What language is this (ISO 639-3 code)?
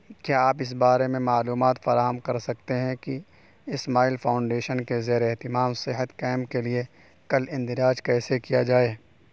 urd